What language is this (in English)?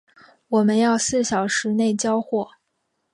Chinese